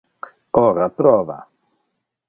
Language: Interlingua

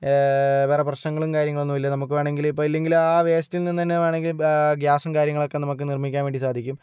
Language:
Malayalam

